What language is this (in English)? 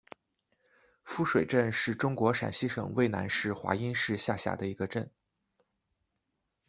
Chinese